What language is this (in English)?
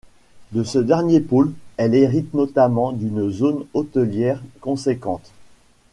French